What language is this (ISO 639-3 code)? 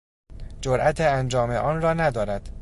fas